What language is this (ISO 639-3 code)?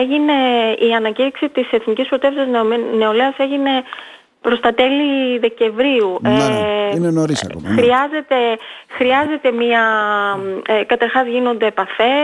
ell